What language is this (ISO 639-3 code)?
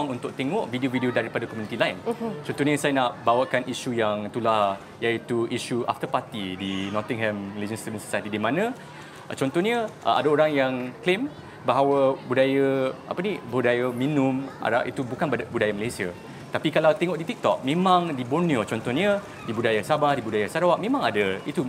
msa